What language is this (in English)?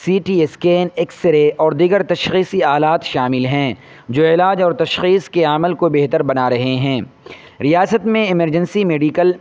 Urdu